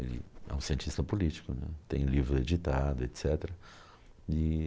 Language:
Portuguese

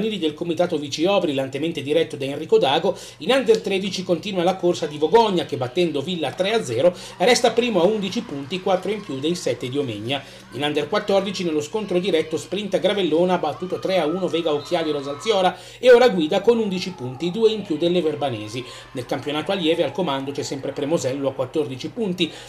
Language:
Italian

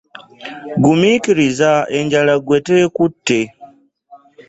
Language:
Ganda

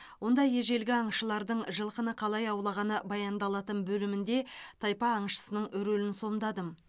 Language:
Kazakh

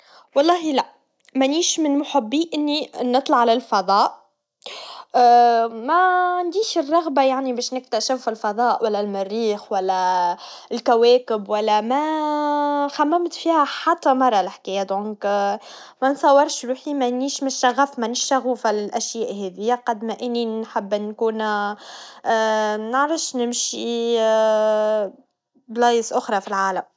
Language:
Tunisian Arabic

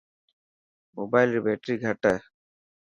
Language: Dhatki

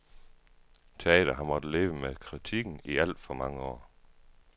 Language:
Danish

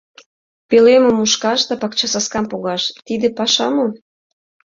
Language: Mari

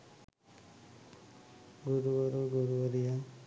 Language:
Sinhala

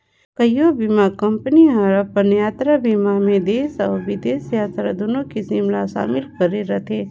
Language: Chhattisgarhi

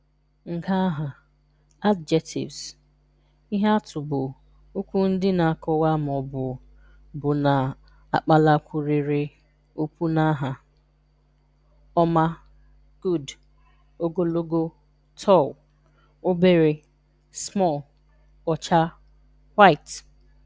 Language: Igbo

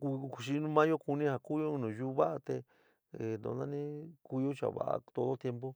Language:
San Miguel El Grande Mixtec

